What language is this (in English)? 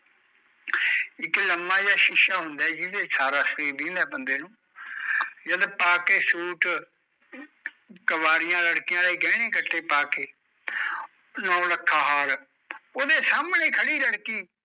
Punjabi